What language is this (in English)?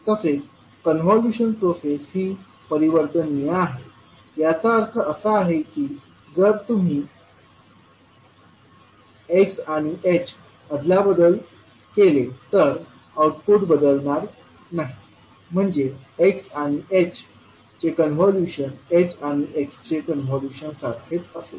Marathi